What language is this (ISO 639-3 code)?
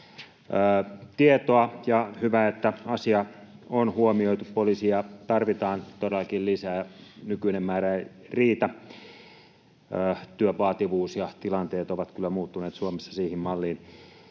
fin